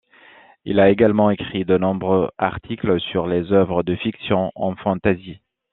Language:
French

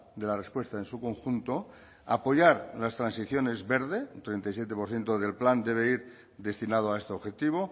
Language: Spanish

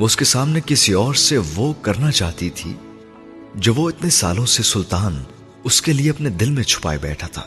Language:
Urdu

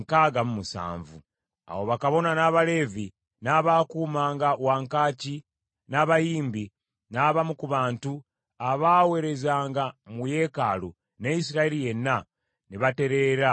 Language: Ganda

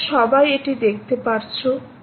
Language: Bangla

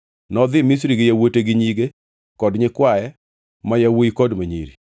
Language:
Luo (Kenya and Tanzania)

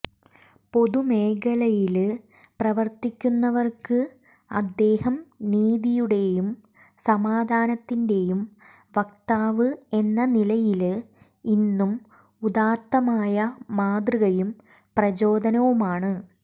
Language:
Malayalam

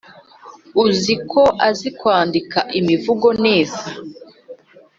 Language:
Kinyarwanda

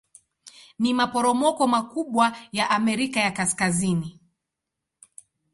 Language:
Swahili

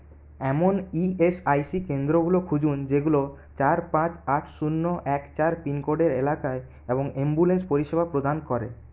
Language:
Bangla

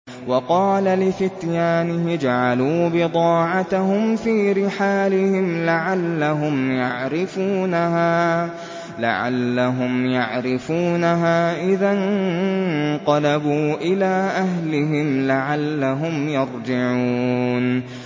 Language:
Arabic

